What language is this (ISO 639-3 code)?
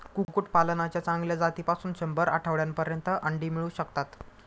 mar